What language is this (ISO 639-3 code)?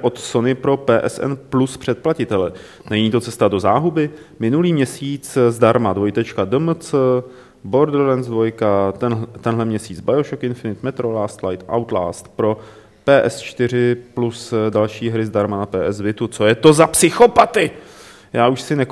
ces